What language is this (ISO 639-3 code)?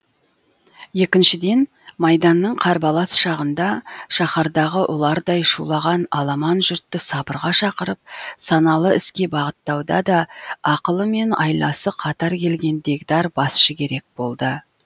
kaz